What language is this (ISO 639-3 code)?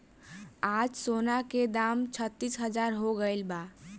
bho